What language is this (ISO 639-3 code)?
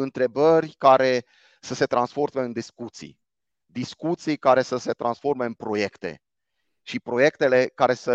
ron